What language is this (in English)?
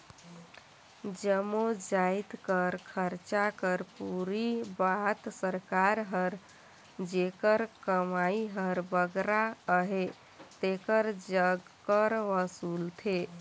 Chhattisgarhi